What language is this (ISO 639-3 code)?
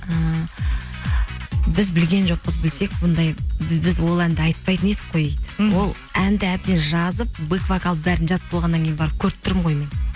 kaz